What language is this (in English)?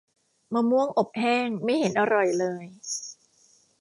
Thai